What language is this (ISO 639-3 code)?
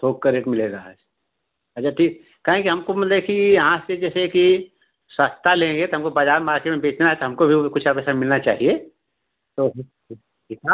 hin